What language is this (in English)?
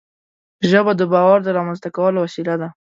Pashto